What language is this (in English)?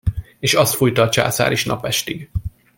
Hungarian